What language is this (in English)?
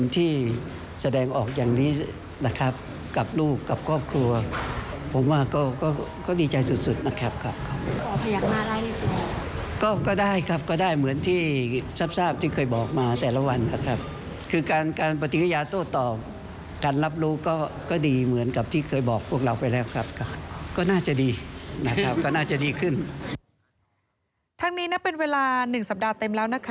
Thai